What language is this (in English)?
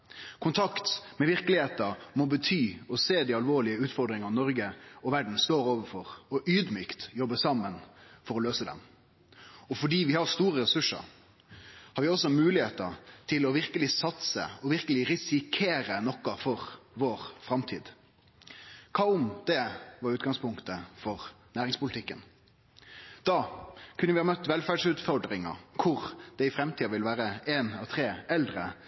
Norwegian Nynorsk